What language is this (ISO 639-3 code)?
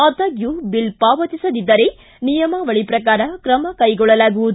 kan